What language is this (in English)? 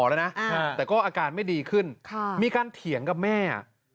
Thai